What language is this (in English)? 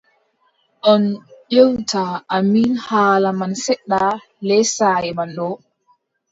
Adamawa Fulfulde